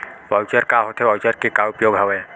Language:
Chhattisgarhi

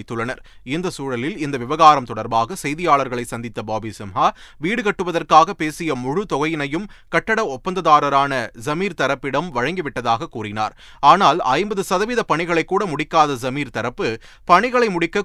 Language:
Tamil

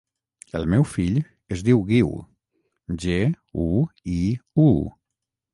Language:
Catalan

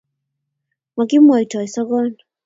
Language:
Kalenjin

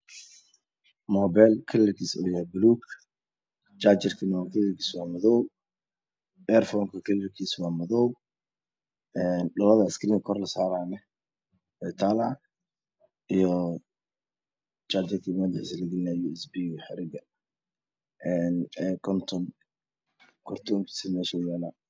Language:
Somali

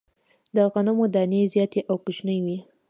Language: Pashto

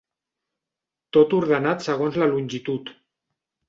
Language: Catalan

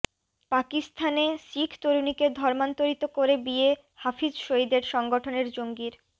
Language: Bangla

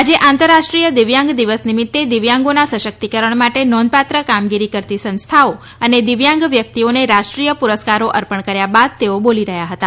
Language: Gujarati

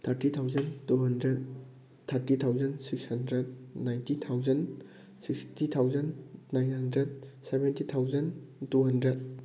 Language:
Manipuri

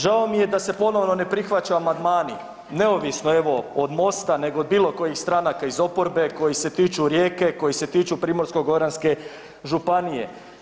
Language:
Croatian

